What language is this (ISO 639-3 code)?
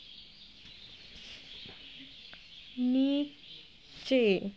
ben